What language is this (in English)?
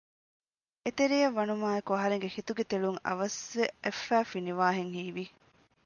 Divehi